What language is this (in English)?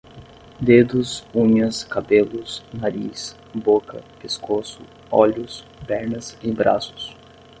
Portuguese